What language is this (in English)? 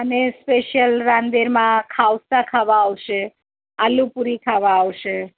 Gujarati